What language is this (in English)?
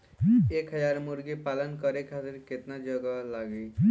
Bhojpuri